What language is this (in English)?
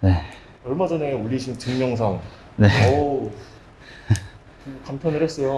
Korean